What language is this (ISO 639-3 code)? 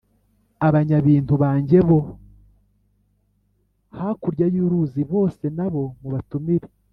kin